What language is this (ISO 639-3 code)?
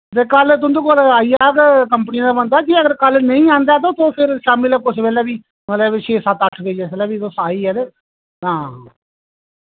doi